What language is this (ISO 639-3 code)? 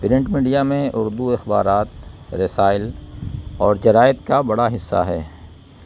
urd